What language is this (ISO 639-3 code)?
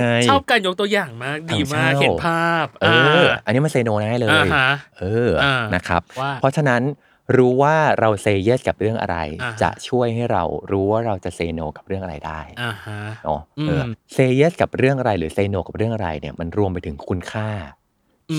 tha